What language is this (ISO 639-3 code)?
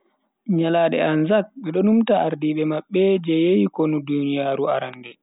fui